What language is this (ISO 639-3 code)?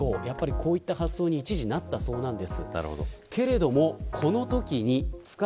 jpn